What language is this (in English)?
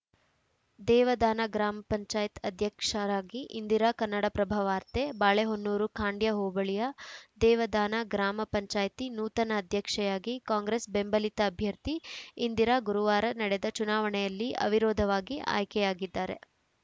Kannada